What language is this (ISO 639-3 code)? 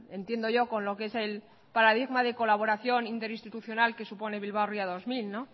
spa